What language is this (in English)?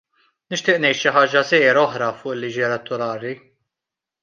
Maltese